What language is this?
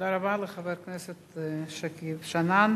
Hebrew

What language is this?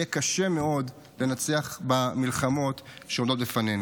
Hebrew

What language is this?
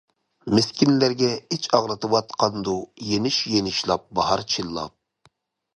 Uyghur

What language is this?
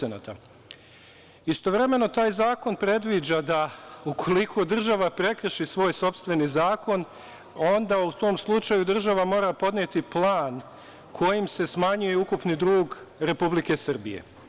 Serbian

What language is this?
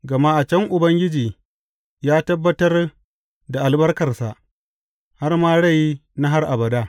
Hausa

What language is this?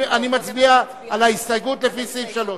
Hebrew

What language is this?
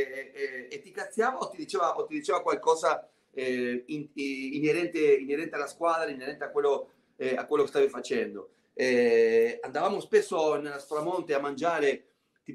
Italian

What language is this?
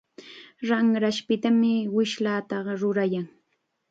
Chiquián Ancash Quechua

